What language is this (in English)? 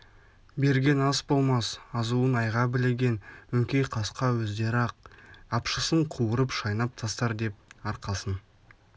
Kazakh